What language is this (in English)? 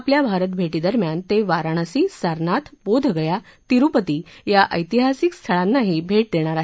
Marathi